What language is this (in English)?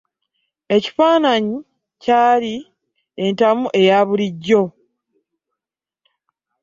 Ganda